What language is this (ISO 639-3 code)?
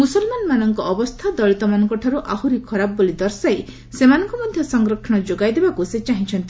ori